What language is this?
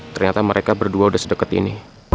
Indonesian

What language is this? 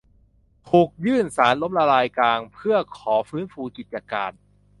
Thai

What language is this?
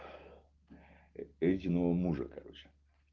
Russian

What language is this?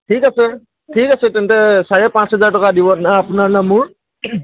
Assamese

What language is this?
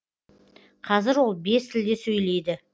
Kazakh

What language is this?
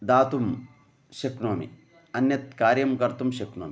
Sanskrit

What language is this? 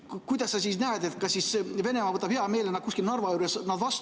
Estonian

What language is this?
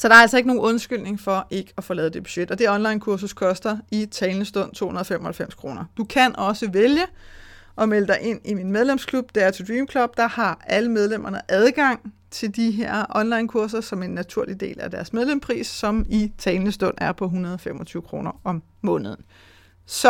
Danish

